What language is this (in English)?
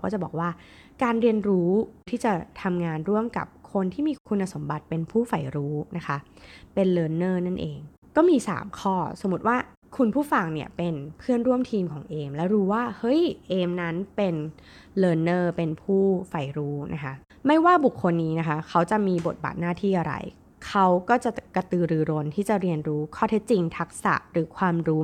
Thai